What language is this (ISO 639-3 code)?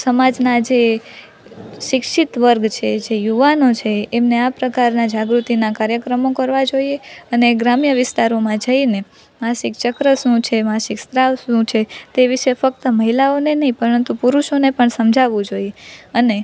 guj